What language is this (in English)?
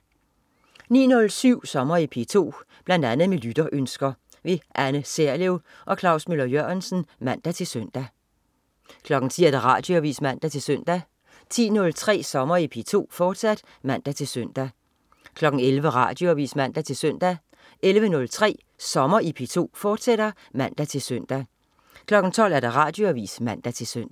Danish